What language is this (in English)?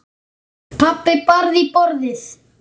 Icelandic